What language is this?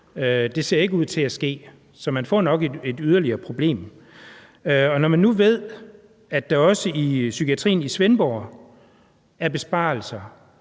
Danish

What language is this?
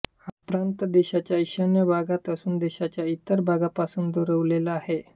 Marathi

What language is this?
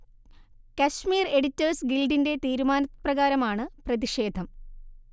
Malayalam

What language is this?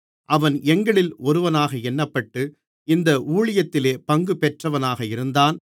Tamil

